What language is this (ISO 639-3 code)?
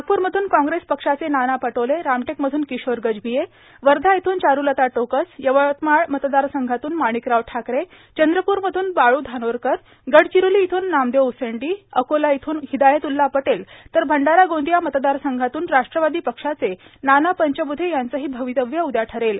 mar